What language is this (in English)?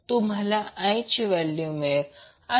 Marathi